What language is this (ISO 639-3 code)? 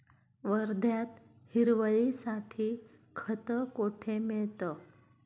mar